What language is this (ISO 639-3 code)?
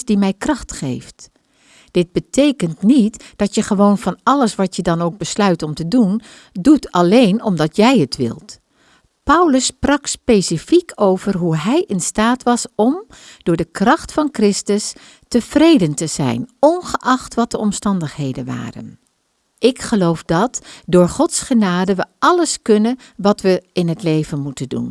nld